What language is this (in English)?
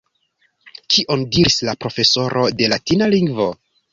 Esperanto